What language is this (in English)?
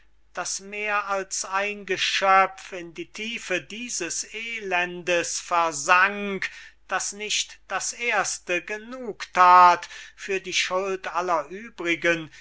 German